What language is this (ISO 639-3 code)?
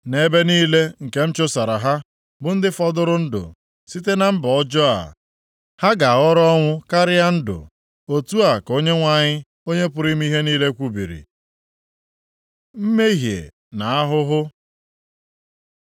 ibo